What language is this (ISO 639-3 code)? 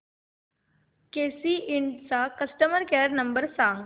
mar